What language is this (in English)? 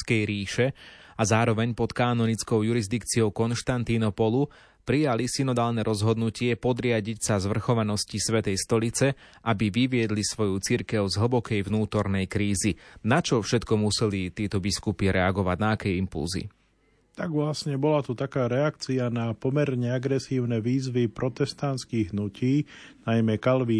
Slovak